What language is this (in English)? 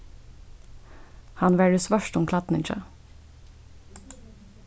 Faroese